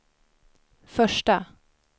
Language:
Swedish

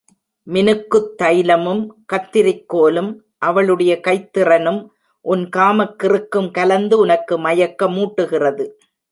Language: Tamil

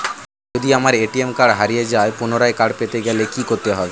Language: Bangla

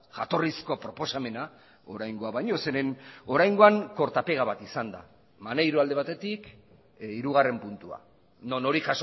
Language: Basque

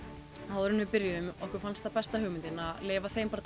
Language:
Icelandic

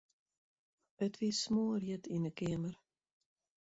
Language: Western Frisian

